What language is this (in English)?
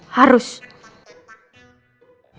Indonesian